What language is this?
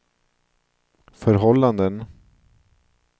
Swedish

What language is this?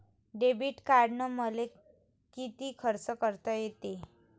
Marathi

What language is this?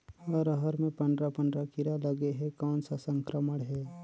Chhattisgarhi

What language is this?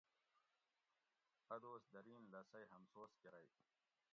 Gawri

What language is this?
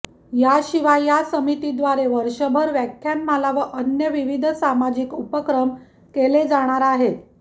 Marathi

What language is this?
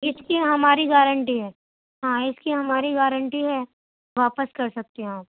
Urdu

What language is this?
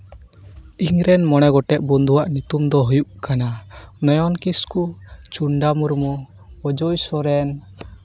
Santali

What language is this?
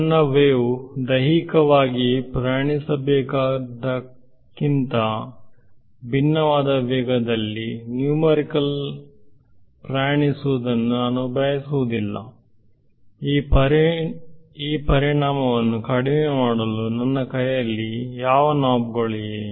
Kannada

